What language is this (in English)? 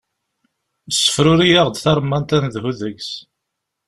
Kabyle